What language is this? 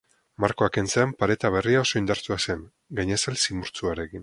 Basque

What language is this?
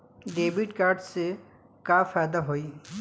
Bhojpuri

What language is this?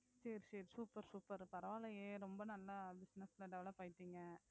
Tamil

